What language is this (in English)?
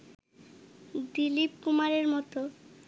Bangla